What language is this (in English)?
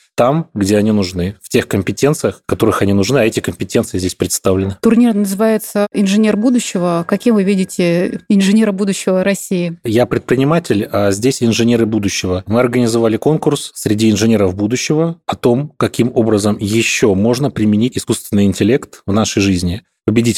Russian